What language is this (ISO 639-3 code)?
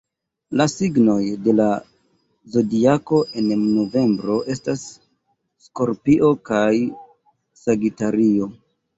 epo